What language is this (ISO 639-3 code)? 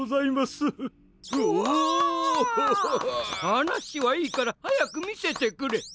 jpn